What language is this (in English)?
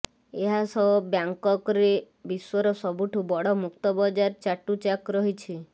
Odia